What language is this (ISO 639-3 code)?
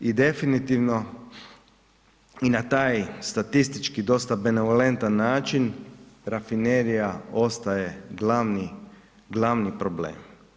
hrv